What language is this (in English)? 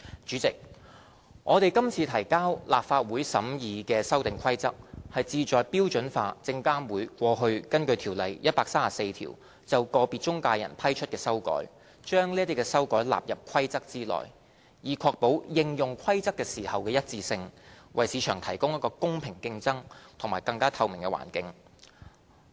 Cantonese